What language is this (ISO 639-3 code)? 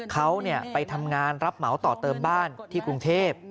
tha